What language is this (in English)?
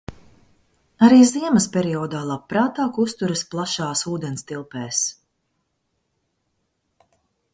Latvian